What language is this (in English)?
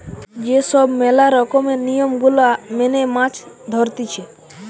Bangla